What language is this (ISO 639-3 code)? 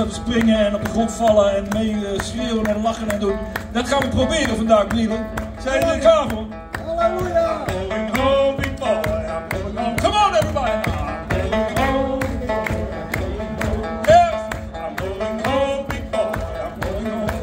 eng